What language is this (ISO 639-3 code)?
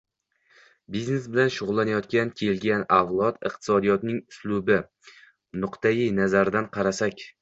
uzb